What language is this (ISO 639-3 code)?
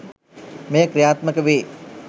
sin